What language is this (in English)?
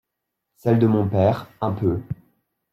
French